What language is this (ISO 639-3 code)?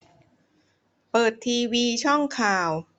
tha